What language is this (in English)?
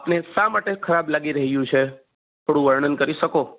Gujarati